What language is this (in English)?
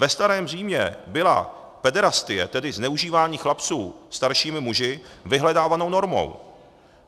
Czech